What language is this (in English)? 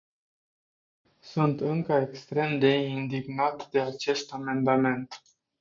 Romanian